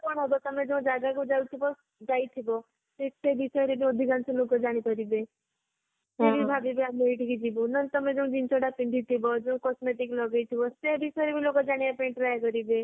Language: Odia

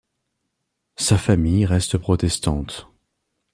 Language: French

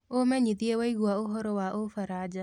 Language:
Kikuyu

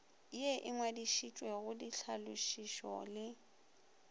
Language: Northern Sotho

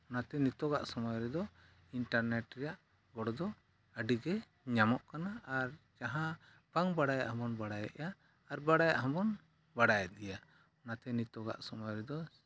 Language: Santali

